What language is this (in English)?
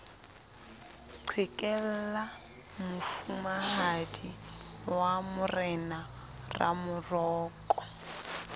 Southern Sotho